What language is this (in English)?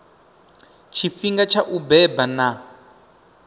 Venda